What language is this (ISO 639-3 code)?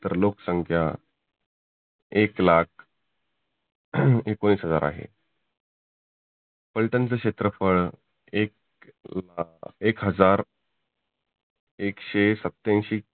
mar